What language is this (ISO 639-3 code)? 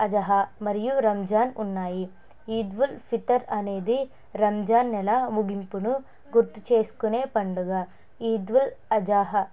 tel